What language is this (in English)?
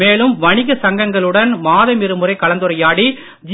Tamil